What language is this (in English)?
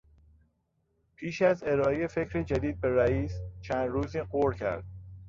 Persian